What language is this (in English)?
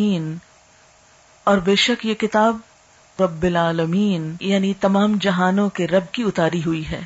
Urdu